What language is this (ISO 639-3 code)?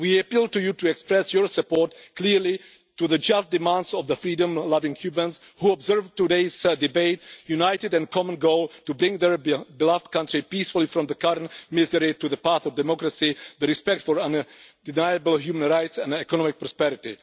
eng